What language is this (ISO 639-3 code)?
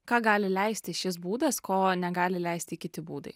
lit